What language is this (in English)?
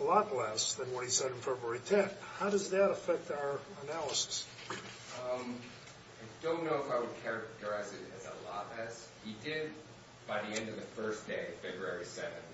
English